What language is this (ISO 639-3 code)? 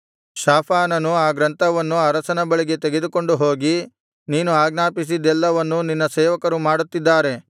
kan